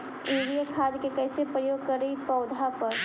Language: Magahi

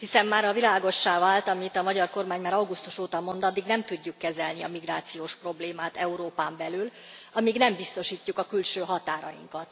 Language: Hungarian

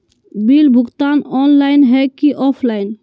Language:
Magahi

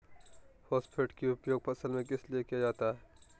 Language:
Magahi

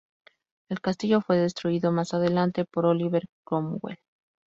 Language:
Spanish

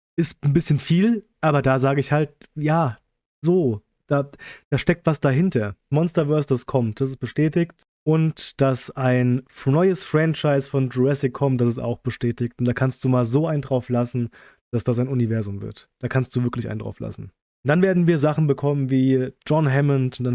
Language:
German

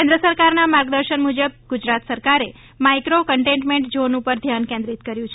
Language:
Gujarati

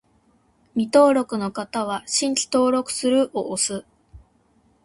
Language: Japanese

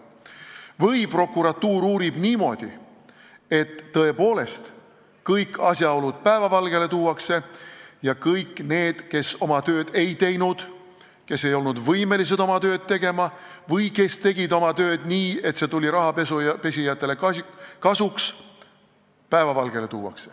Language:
Estonian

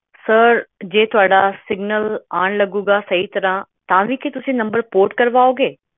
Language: Punjabi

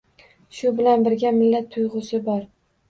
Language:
Uzbek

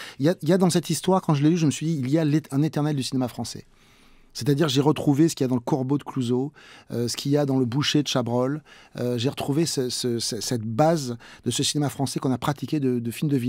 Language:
French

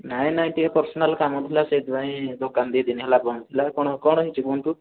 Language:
Odia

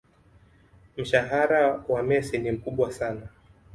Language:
Swahili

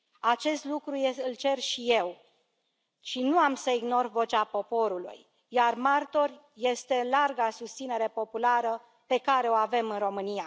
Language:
Romanian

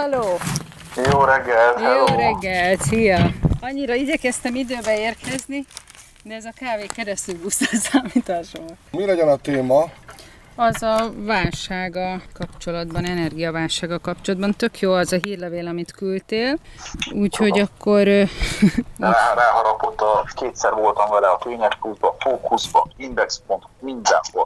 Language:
Hungarian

